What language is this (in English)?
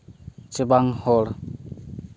Santali